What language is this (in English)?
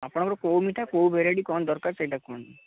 Odia